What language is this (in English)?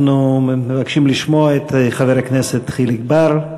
Hebrew